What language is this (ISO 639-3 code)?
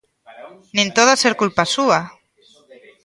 glg